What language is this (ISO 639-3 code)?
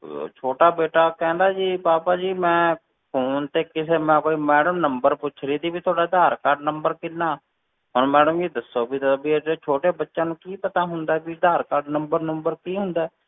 pan